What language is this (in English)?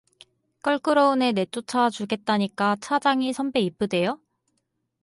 Korean